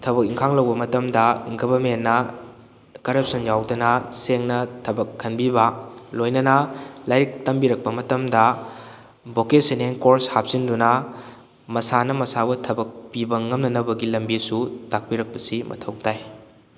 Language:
Manipuri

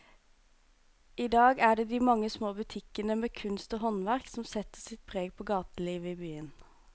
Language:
Norwegian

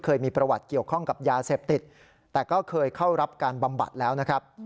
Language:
Thai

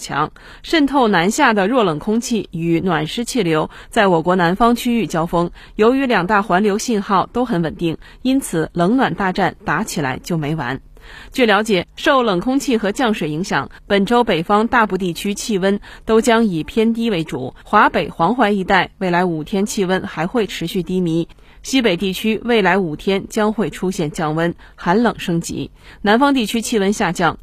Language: Chinese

